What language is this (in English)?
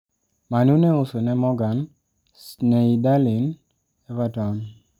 Luo (Kenya and Tanzania)